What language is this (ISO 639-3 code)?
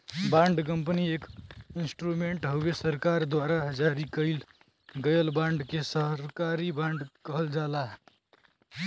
bho